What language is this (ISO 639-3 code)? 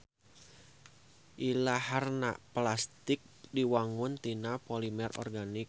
sun